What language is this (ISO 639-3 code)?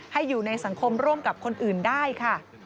tha